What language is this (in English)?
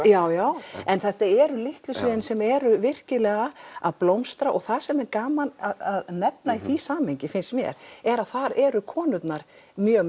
Icelandic